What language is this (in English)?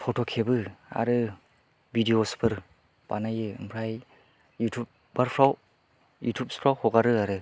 Bodo